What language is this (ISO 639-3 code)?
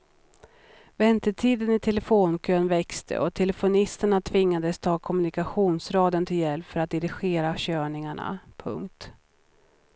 swe